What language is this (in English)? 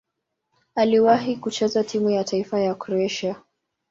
Swahili